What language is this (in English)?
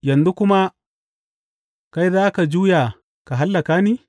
Hausa